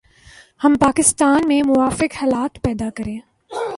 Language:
Urdu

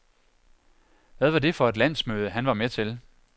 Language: Danish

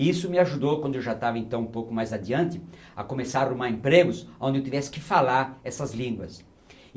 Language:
Portuguese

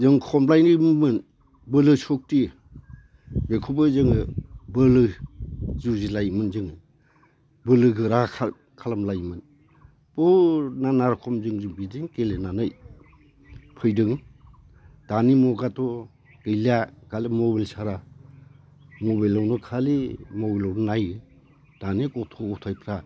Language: Bodo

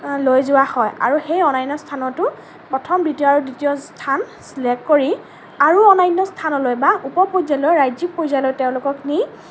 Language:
Assamese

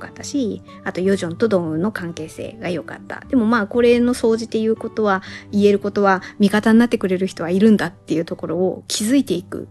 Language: Japanese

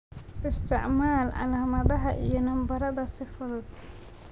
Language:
Somali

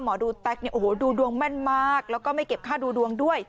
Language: Thai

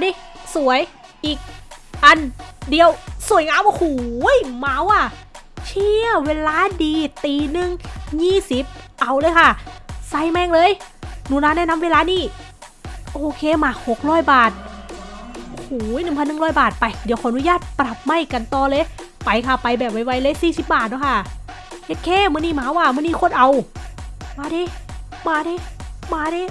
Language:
Thai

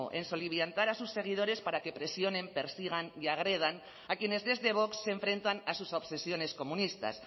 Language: Spanish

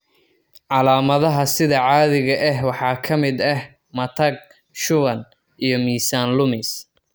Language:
Somali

